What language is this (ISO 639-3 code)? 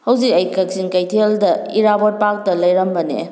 mni